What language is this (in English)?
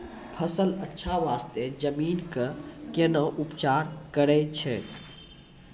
Maithili